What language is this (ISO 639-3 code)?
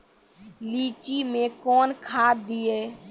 mai